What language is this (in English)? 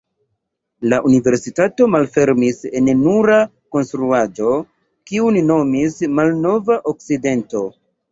Esperanto